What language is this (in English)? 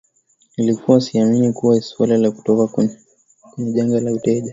Swahili